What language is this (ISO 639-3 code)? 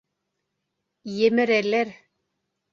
bak